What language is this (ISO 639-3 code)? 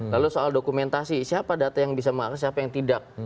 ind